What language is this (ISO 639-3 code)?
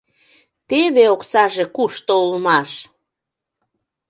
chm